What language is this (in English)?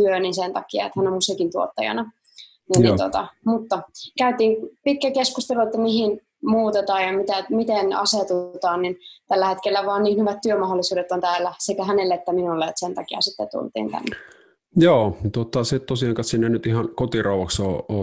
Finnish